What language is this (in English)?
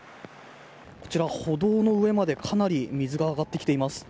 Japanese